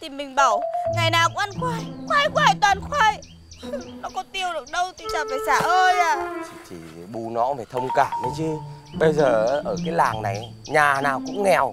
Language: Vietnamese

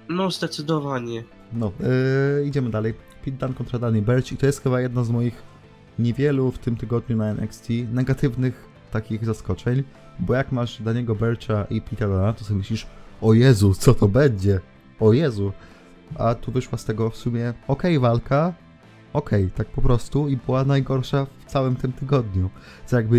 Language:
Polish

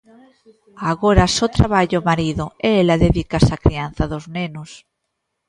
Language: Galician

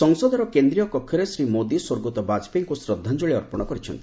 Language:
Odia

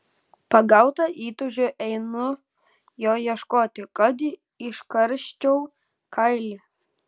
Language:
Lithuanian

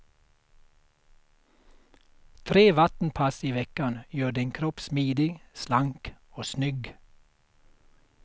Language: Swedish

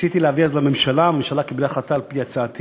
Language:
Hebrew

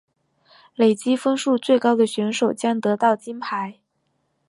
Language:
Chinese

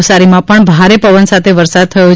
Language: Gujarati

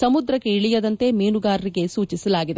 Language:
Kannada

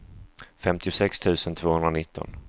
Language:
Swedish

